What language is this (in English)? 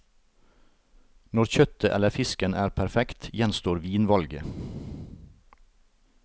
Norwegian